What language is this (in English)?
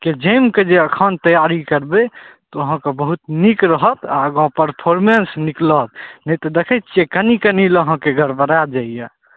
Maithili